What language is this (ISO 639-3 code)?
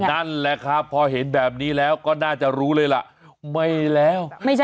tha